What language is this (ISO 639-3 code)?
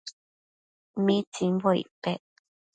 mcf